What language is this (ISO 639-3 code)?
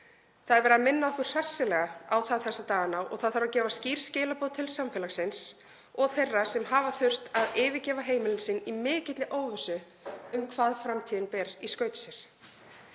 isl